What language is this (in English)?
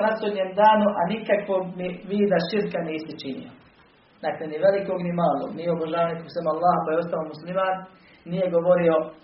Croatian